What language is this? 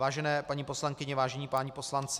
Czech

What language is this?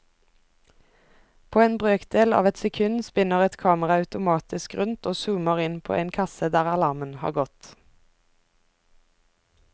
Norwegian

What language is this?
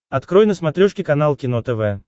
Russian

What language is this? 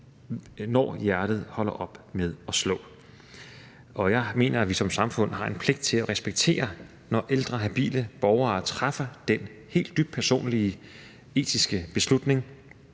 Danish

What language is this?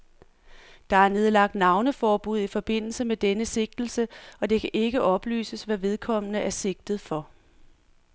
Danish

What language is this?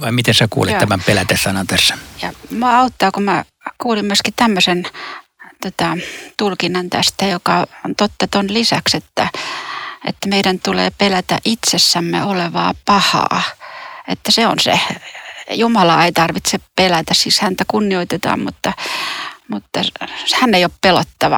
Finnish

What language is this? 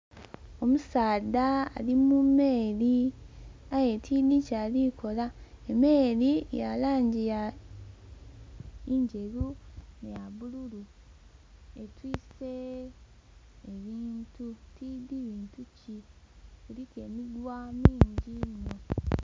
Soga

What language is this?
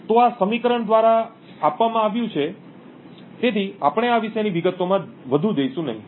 Gujarati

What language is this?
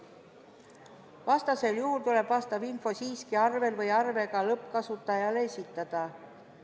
Estonian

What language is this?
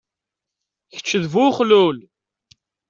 Kabyle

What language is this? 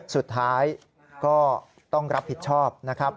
Thai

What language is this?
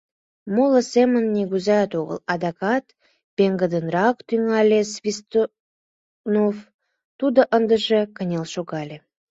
Mari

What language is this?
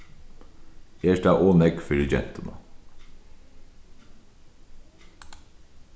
Faroese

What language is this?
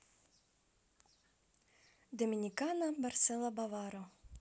Russian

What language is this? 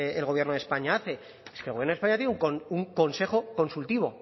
Spanish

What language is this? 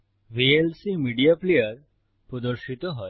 Bangla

